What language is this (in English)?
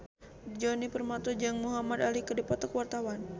Sundanese